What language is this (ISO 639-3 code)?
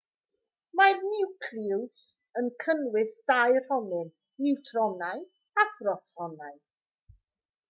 cym